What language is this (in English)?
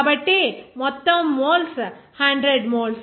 Telugu